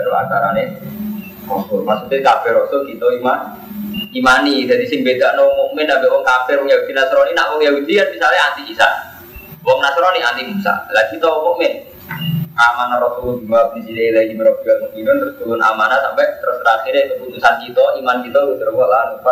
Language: Indonesian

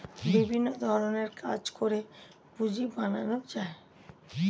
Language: Bangla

